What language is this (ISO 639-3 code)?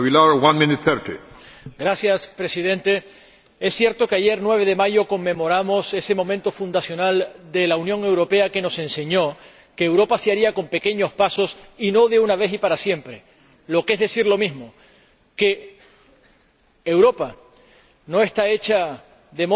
spa